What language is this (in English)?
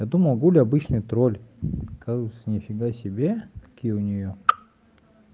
Russian